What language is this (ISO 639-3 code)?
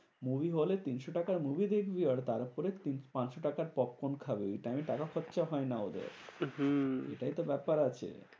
ben